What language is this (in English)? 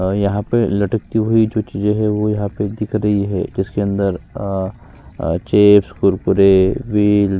Hindi